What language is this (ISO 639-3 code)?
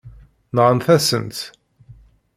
kab